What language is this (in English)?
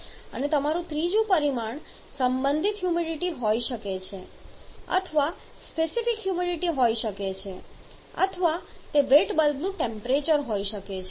Gujarati